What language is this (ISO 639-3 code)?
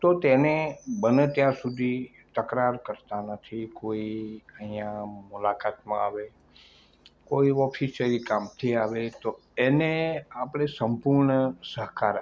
guj